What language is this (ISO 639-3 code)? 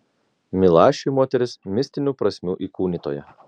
lit